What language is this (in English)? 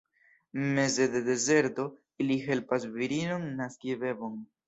Esperanto